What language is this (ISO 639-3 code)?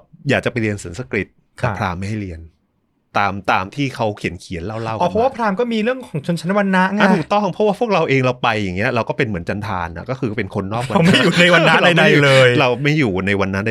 tha